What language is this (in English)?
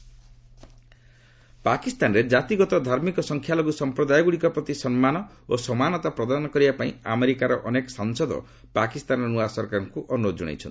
Odia